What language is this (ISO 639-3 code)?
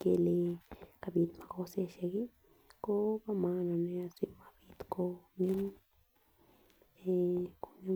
kln